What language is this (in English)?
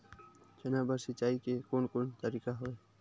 Chhattisgarhi